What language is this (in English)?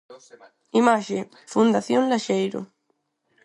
Galician